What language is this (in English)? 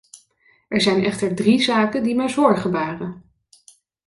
Dutch